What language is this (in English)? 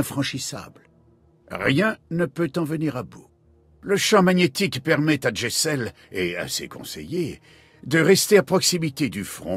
French